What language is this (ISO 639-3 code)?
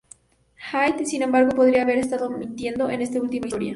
spa